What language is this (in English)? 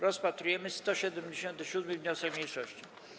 Polish